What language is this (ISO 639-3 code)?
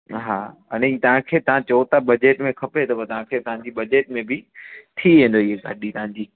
snd